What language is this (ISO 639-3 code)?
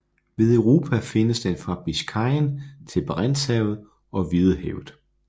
dan